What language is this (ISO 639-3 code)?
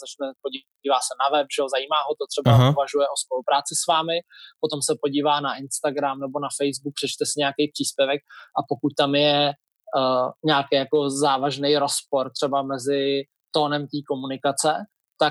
ces